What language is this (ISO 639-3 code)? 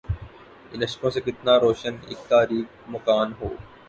urd